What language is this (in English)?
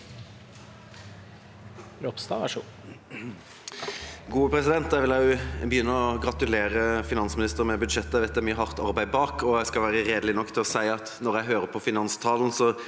Norwegian